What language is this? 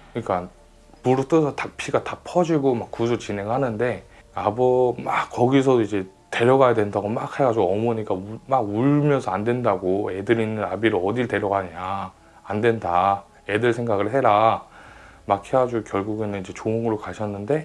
Korean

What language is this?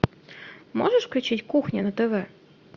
Russian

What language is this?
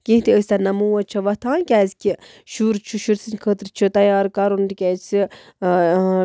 Kashmiri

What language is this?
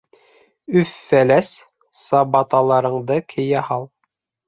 Bashkir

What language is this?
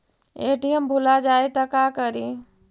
Magahi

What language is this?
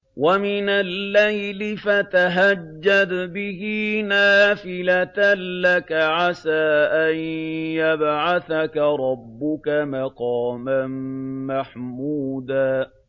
Arabic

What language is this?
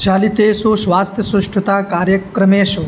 Sanskrit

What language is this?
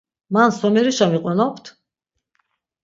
Laz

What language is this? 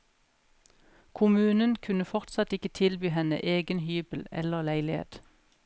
Norwegian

